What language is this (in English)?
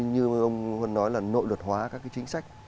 Vietnamese